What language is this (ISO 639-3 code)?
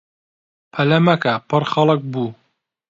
ckb